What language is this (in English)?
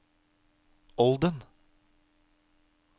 Norwegian